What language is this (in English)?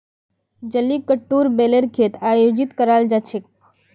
Magahi